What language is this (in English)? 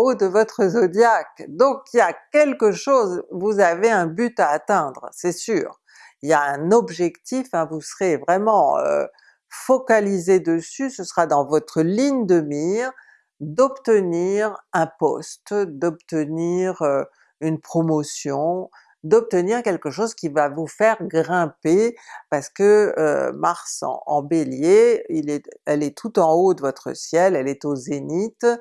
French